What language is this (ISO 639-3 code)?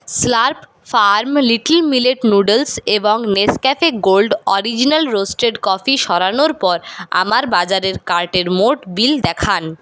ben